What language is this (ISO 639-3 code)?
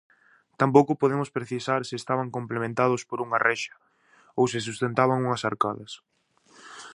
glg